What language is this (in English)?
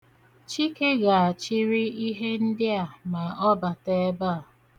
Igbo